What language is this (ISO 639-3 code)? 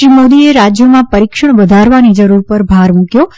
guj